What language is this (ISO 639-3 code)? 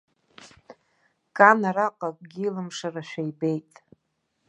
abk